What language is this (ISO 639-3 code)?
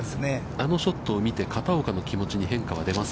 jpn